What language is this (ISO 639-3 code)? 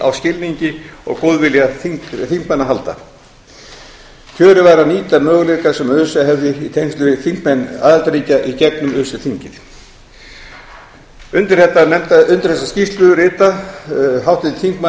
isl